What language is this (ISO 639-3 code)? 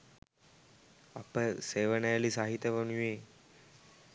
sin